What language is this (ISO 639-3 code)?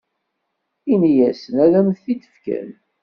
kab